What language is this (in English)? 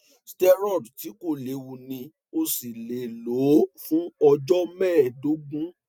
Yoruba